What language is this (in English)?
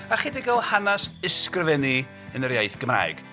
Welsh